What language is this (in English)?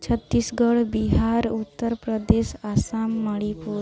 Odia